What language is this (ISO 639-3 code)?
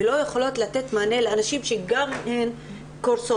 heb